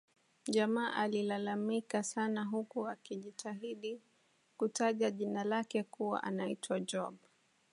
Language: Swahili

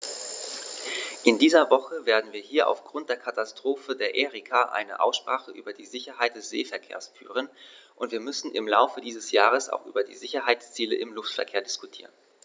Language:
German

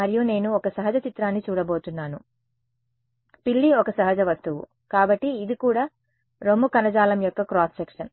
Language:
Telugu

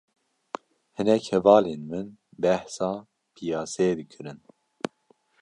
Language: Kurdish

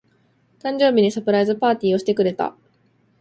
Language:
Japanese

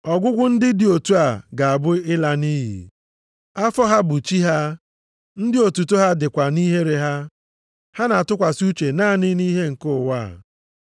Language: Igbo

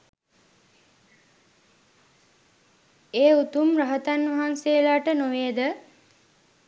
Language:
Sinhala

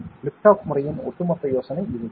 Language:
Tamil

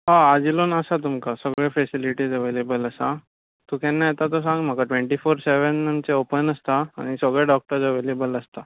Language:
Konkani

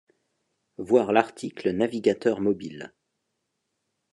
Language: French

